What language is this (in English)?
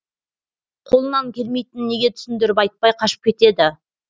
Kazakh